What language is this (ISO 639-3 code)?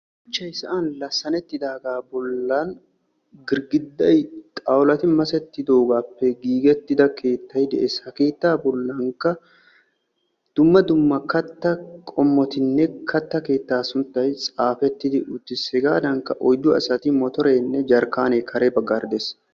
wal